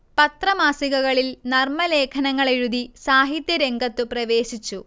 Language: Malayalam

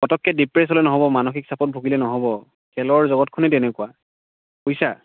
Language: Assamese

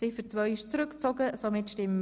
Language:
Swiss German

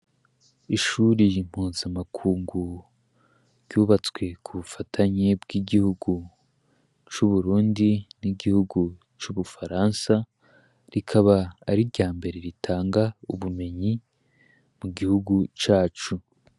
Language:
Rundi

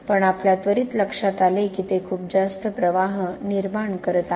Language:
Marathi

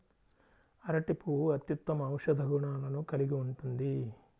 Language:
Telugu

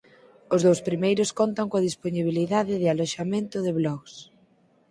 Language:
Galician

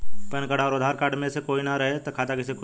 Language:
Bhojpuri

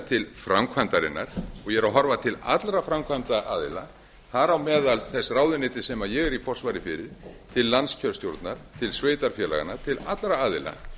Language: Icelandic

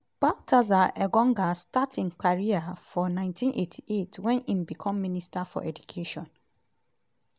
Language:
Nigerian Pidgin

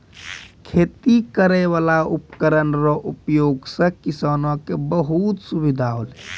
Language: Maithili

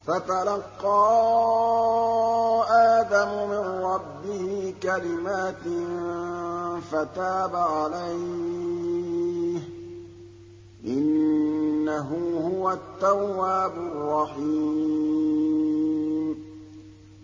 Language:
Arabic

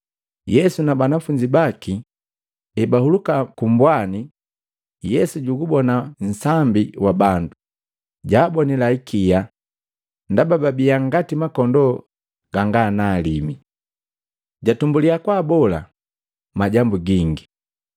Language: Matengo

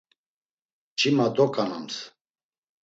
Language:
Laz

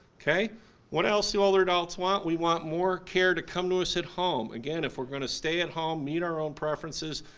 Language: English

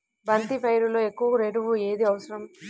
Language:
Telugu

